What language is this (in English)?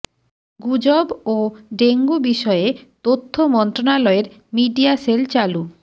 Bangla